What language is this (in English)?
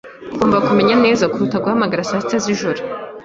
Kinyarwanda